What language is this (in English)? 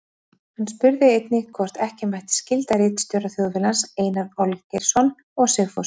Icelandic